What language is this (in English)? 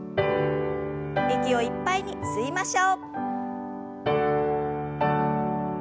Japanese